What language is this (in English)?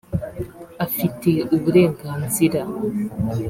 Kinyarwanda